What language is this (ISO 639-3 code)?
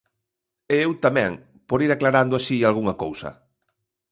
glg